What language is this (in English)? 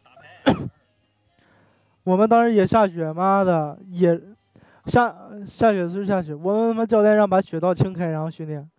Chinese